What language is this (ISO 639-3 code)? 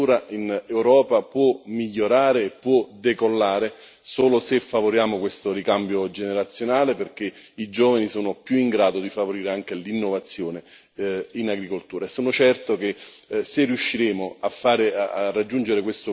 ita